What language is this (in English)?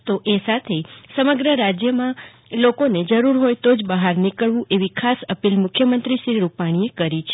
Gujarati